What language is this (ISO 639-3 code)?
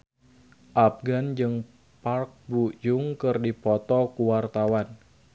sun